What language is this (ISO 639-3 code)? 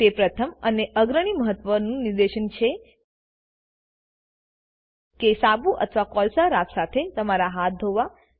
guj